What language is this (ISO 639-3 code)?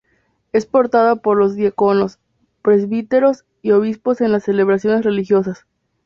spa